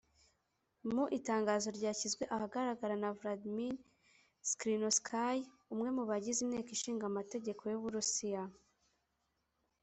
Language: Kinyarwanda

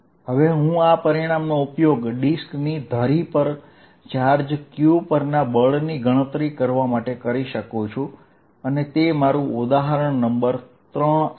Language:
Gujarati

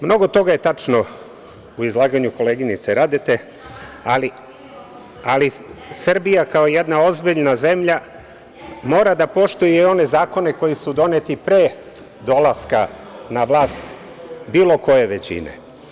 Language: Serbian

